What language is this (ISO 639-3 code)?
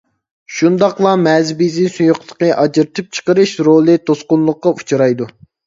uig